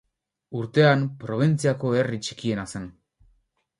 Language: Basque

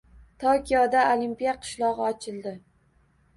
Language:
Uzbek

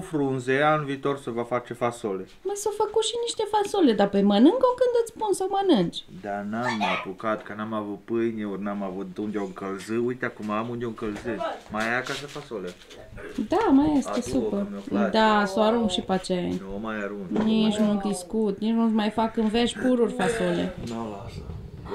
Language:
Romanian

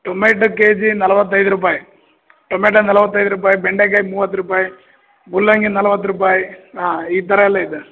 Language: Kannada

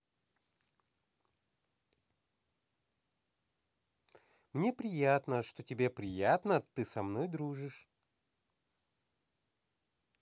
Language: Russian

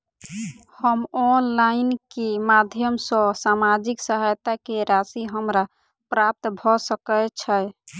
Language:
Maithili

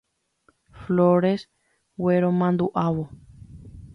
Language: Guarani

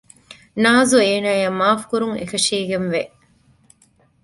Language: Divehi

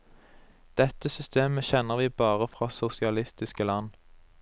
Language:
Norwegian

